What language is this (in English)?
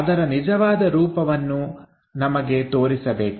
Kannada